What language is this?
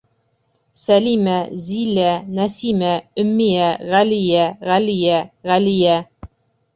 Bashkir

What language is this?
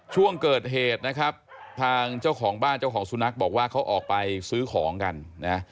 Thai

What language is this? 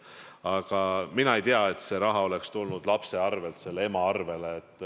Estonian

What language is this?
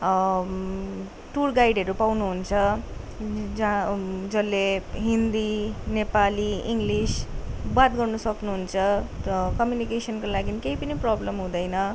Nepali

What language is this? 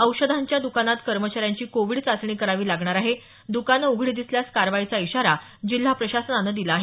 Marathi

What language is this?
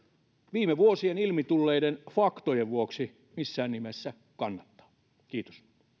Finnish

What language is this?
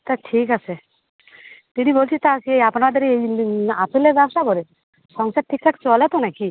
Bangla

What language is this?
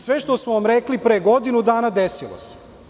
Serbian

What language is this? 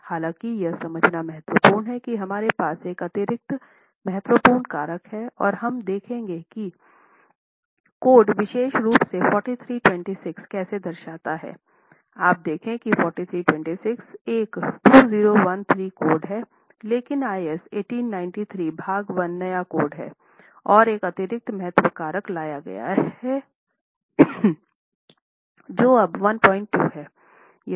Hindi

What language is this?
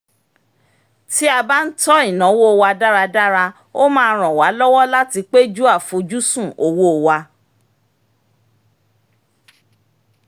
Yoruba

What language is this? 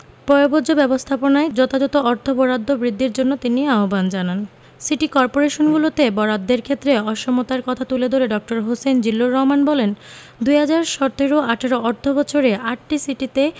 Bangla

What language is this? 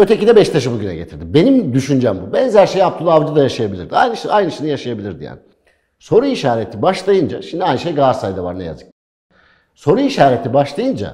Turkish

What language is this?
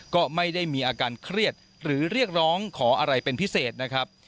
Thai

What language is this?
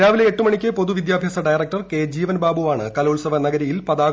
Malayalam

